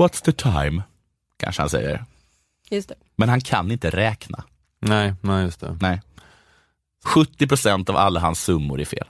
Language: Swedish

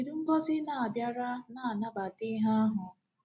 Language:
Igbo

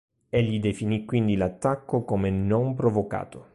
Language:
Italian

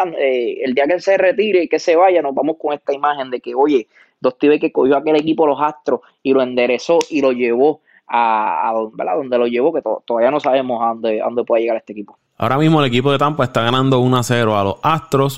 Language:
Spanish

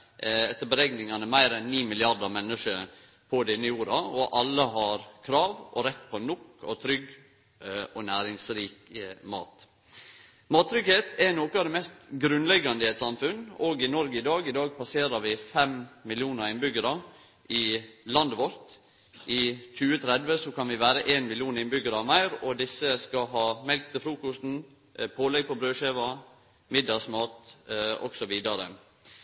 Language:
Norwegian Nynorsk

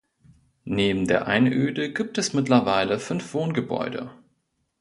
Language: German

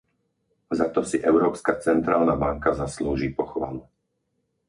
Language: Slovak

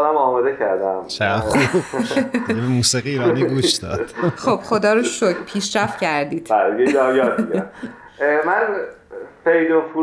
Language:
Persian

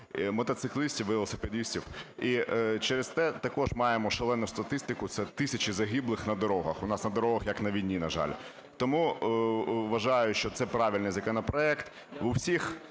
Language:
Ukrainian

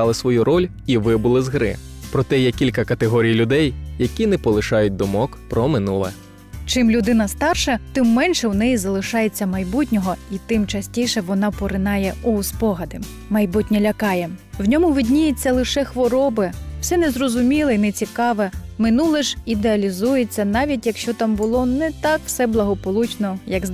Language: Ukrainian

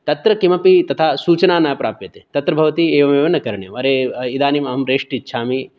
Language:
Sanskrit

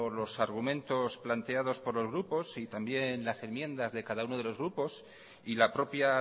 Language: Spanish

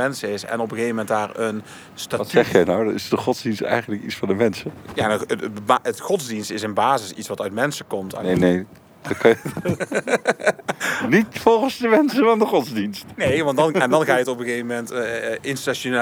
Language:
Dutch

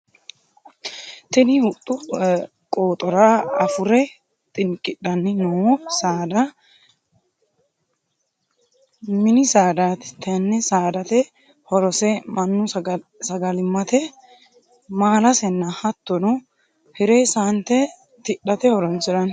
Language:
Sidamo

